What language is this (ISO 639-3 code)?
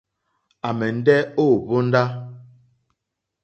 bri